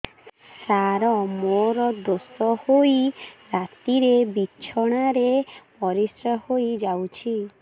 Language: Odia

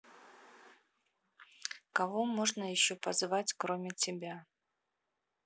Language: Russian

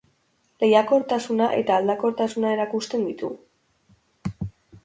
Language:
Basque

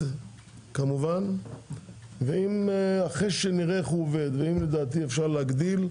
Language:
Hebrew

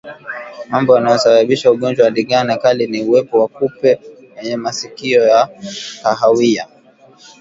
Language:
Swahili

